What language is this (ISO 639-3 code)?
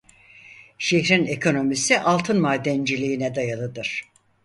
tur